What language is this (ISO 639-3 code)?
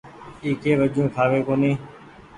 gig